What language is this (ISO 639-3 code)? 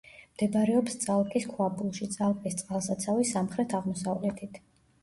kat